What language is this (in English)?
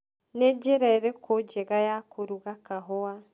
Kikuyu